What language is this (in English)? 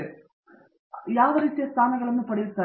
Kannada